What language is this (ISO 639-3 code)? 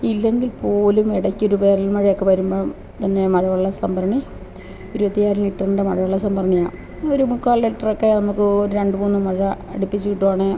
mal